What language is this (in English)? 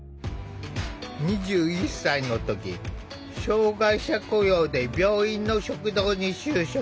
Japanese